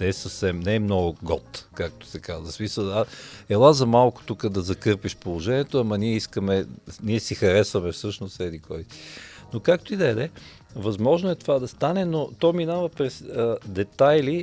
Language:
Bulgarian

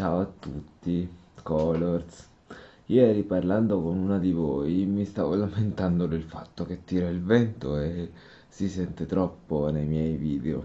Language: Italian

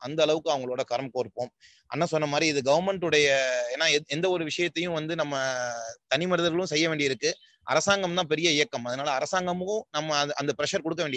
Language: Tamil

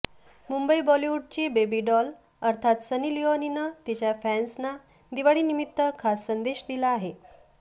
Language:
Marathi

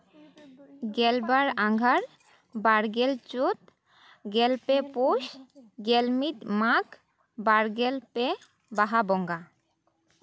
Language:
Santali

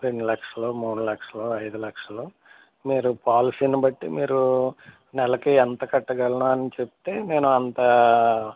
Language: Telugu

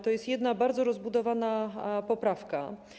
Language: Polish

